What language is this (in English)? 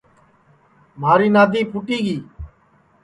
Sansi